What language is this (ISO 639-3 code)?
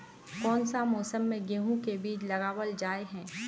mag